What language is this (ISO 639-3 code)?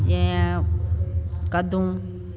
snd